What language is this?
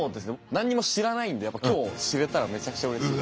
Japanese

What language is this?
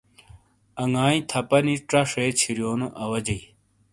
Shina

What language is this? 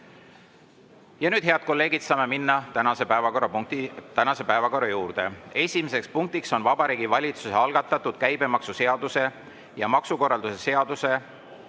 Estonian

